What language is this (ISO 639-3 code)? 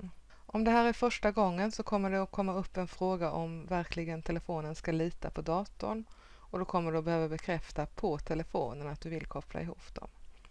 swe